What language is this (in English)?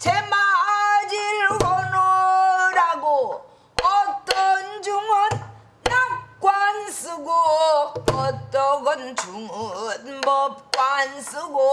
Korean